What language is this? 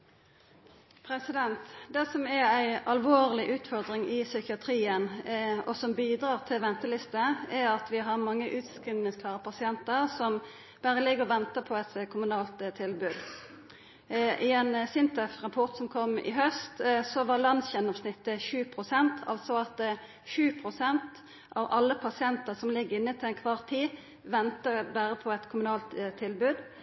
Norwegian Nynorsk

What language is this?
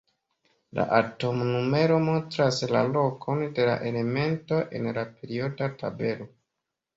Esperanto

